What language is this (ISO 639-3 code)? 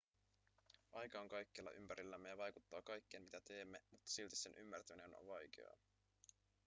fin